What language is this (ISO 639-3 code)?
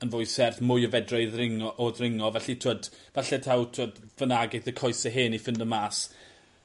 cym